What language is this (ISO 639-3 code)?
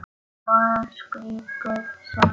isl